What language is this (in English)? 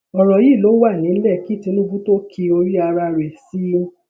Yoruba